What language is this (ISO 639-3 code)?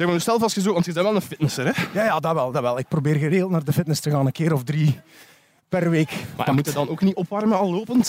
nld